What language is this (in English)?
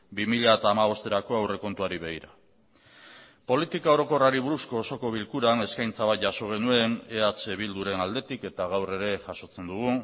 Basque